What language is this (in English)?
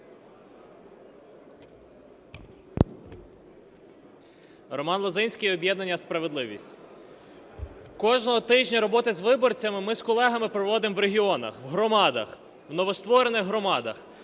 Ukrainian